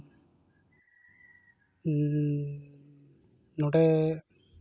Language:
Santali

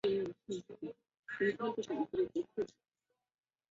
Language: Chinese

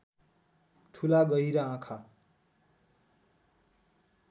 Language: Nepali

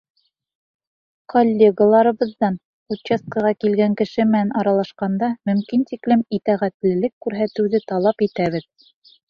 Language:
Bashkir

